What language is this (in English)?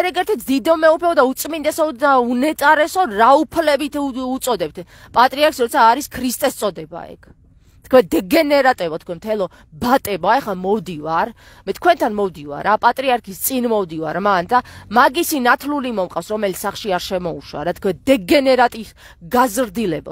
Arabic